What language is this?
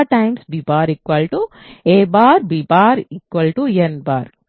Telugu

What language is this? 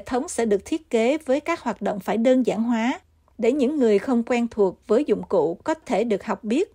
Vietnamese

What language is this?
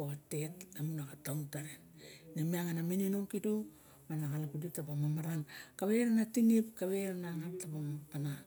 Barok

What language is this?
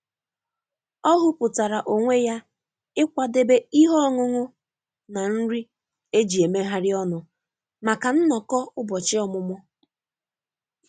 Igbo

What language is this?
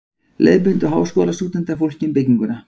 Icelandic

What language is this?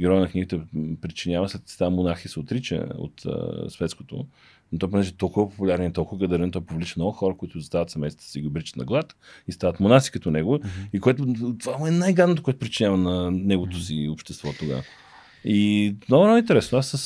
Bulgarian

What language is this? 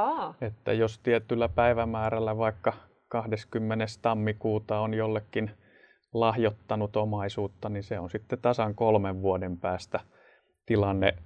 Finnish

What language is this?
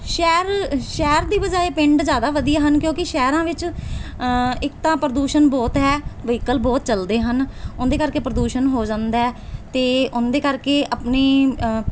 Punjabi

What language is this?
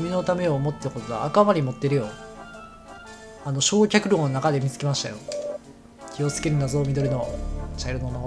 Japanese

